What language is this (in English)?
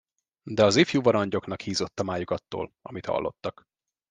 Hungarian